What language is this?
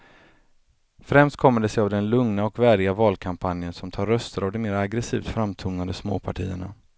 Swedish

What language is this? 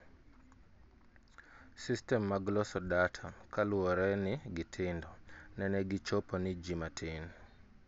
Luo (Kenya and Tanzania)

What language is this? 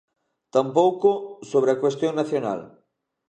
Galician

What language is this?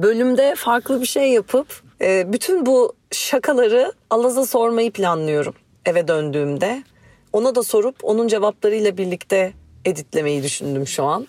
Turkish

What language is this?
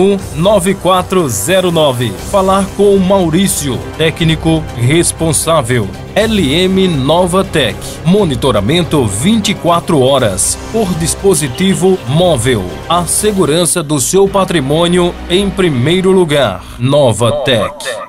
Portuguese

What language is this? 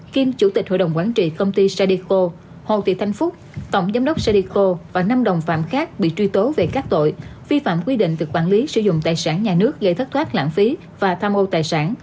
Vietnamese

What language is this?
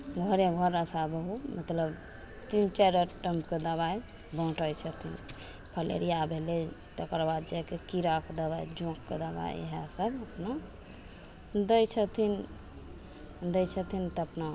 Maithili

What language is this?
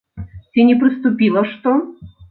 Belarusian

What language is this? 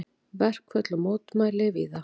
Icelandic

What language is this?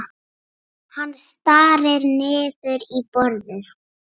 Icelandic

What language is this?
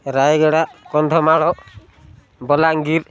Odia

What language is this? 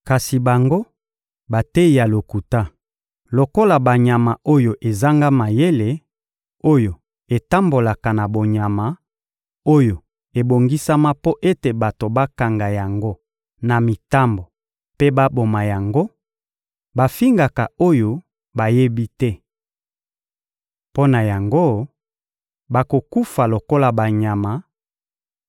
Lingala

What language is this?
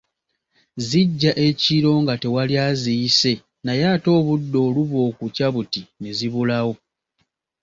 Ganda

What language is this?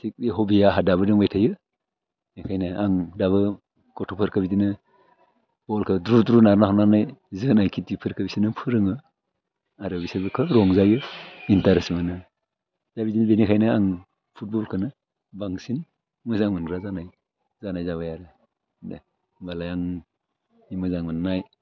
Bodo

